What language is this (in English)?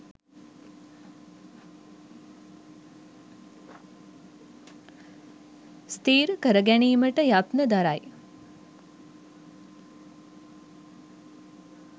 Sinhala